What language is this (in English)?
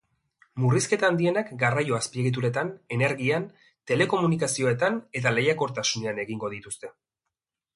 Basque